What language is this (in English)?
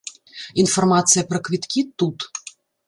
Belarusian